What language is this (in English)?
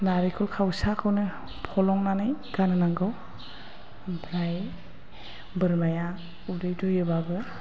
Bodo